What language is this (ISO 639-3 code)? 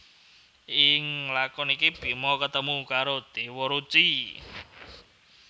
jav